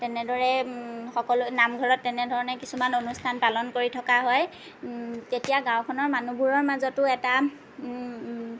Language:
Assamese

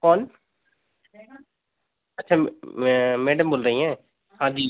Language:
Hindi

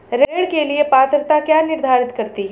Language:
Hindi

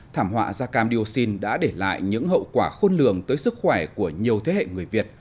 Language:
Vietnamese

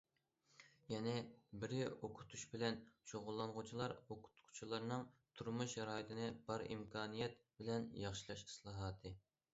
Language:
Uyghur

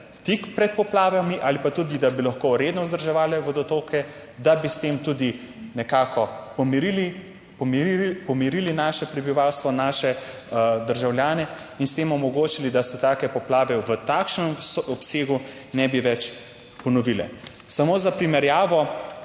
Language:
Slovenian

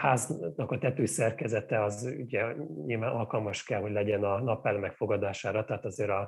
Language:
Hungarian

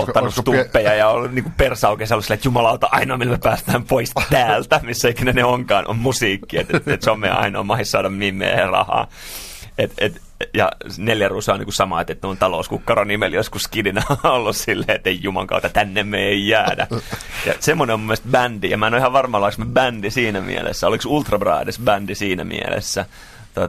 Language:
Finnish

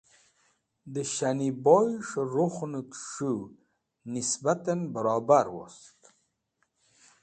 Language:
Wakhi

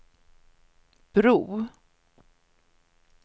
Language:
Swedish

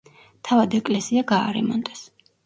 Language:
Georgian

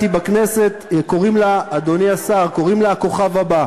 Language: Hebrew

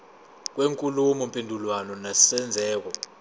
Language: Zulu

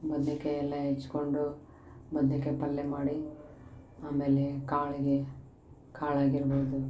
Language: Kannada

